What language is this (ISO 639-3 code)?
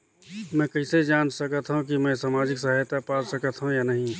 hne